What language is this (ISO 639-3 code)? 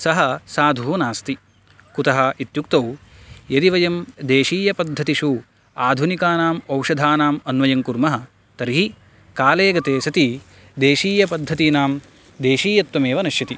san